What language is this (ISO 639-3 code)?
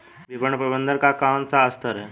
hin